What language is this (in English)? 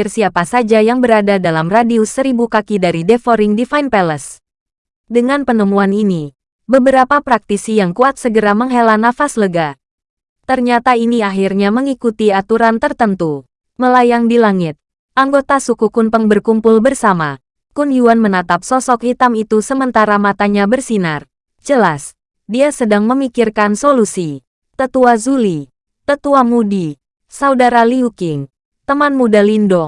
Indonesian